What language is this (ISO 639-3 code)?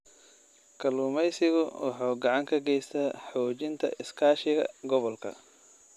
som